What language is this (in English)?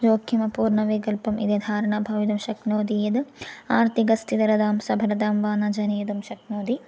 Sanskrit